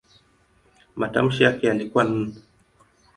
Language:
Swahili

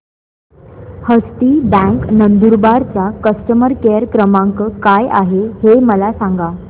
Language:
Marathi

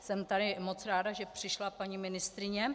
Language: Czech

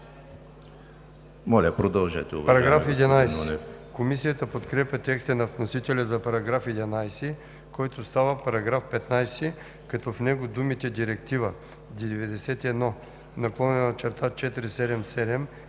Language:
Bulgarian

